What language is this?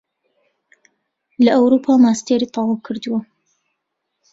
Central Kurdish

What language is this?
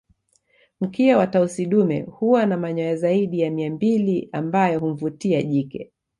Swahili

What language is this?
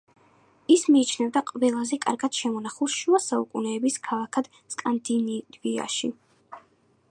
Georgian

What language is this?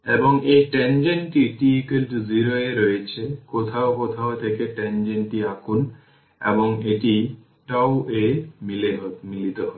Bangla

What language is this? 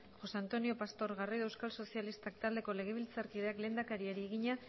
Basque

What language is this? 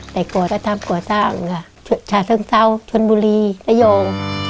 Thai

